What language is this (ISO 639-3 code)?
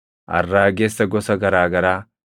orm